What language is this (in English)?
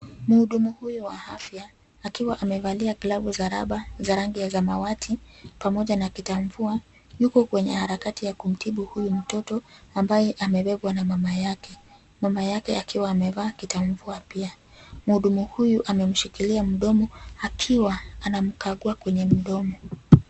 Swahili